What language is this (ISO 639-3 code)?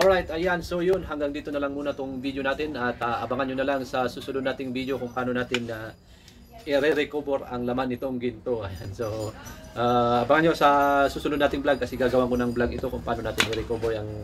fil